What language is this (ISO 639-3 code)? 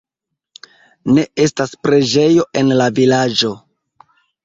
epo